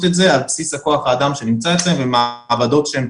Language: Hebrew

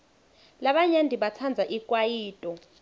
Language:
Swati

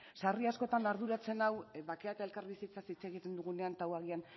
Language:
Basque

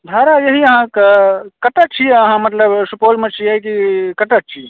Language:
Maithili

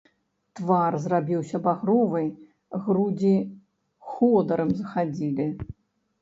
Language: Belarusian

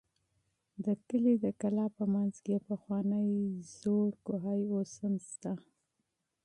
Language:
Pashto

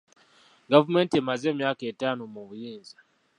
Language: Ganda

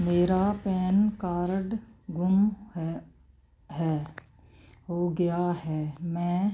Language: Punjabi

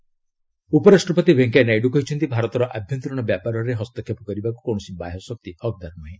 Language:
Odia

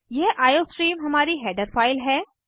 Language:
Hindi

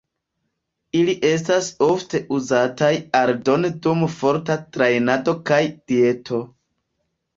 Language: Esperanto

